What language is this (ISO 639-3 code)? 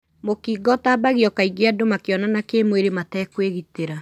kik